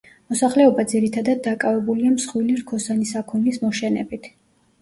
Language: Georgian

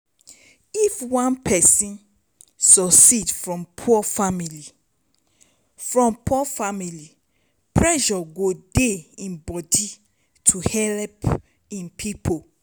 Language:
Nigerian Pidgin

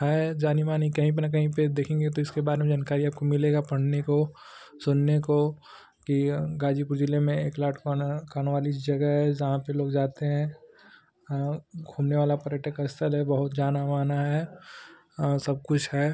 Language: Hindi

